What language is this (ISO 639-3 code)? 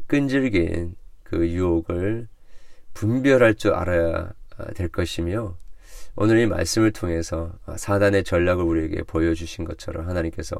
kor